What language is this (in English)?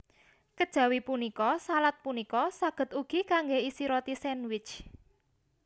Javanese